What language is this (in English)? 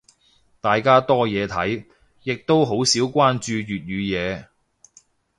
Cantonese